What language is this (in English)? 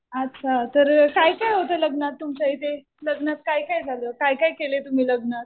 Marathi